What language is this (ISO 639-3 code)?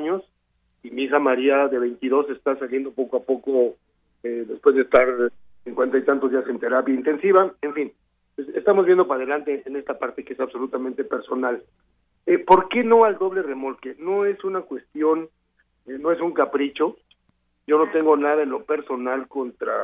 spa